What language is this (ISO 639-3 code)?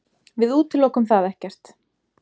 isl